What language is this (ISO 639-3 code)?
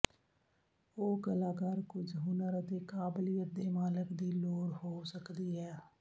pan